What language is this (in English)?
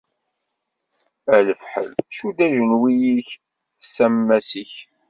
Kabyle